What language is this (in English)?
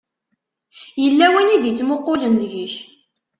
Kabyle